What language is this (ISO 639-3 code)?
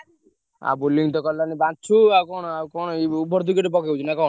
ori